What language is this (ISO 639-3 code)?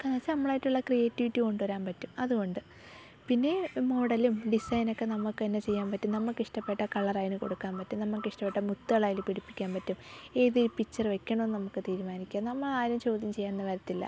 mal